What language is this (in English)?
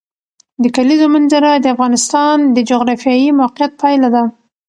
Pashto